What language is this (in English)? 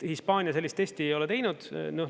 Estonian